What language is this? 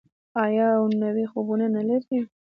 Pashto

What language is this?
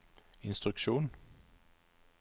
Norwegian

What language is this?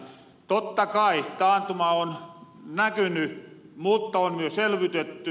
Finnish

